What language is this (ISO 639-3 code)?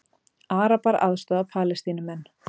isl